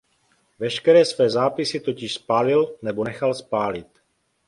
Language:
Czech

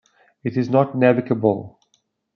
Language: English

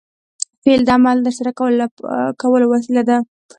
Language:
Pashto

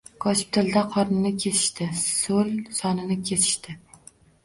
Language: Uzbek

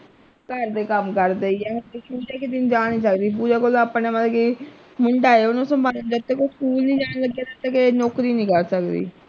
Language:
Punjabi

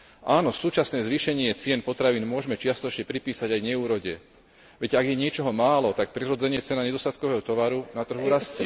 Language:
Slovak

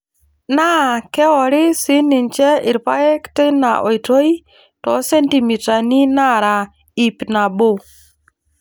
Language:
Masai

